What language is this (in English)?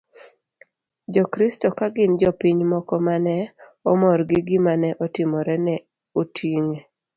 Luo (Kenya and Tanzania)